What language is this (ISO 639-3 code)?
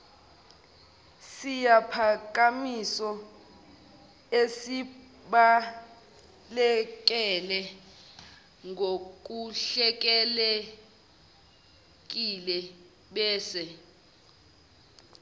zul